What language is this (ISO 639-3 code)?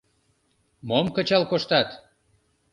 chm